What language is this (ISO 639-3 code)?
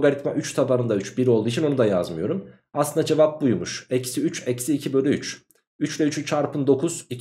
tur